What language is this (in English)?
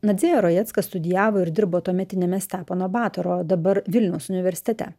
Lithuanian